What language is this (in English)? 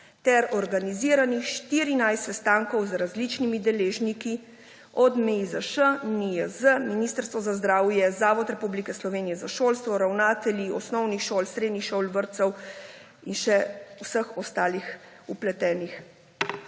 Slovenian